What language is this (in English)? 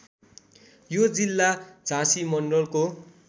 Nepali